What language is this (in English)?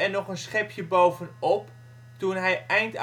Dutch